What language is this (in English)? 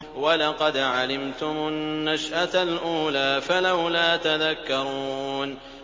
Arabic